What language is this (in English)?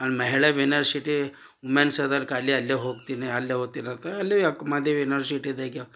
Kannada